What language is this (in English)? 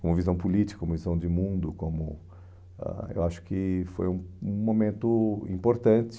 Portuguese